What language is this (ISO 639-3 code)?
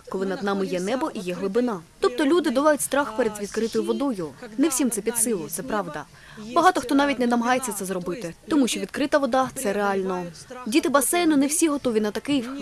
ukr